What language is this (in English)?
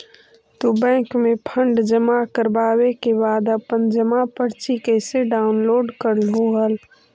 Magahi